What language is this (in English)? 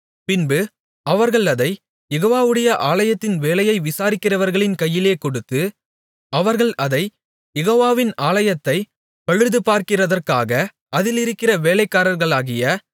Tamil